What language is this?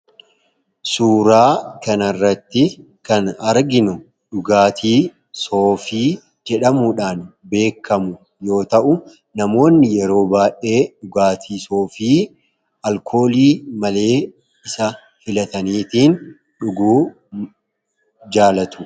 Oromo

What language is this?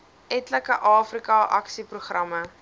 Afrikaans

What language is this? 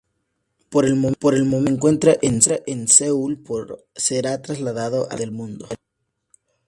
Spanish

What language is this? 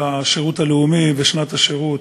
Hebrew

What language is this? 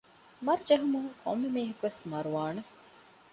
Divehi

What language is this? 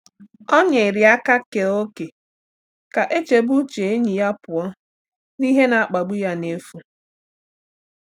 Igbo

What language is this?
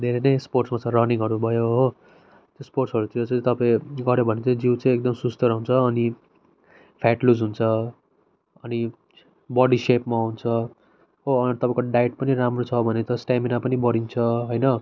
Nepali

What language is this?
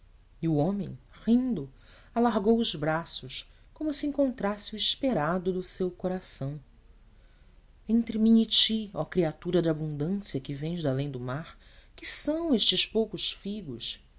Portuguese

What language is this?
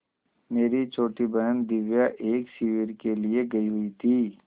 Hindi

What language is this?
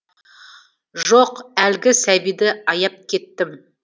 Kazakh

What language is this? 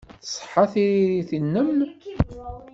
Kabyle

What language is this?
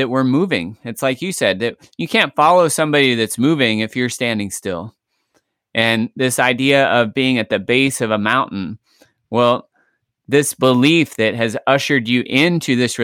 English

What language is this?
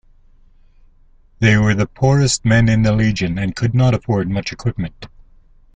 English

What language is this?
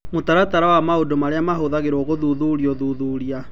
Kikuyu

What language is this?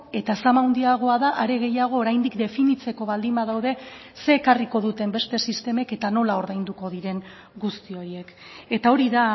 Basque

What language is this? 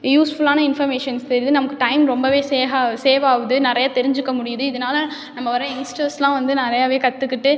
Tamil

